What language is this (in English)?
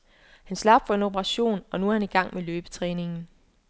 Danish